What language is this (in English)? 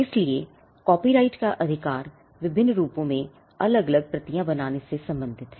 Hindi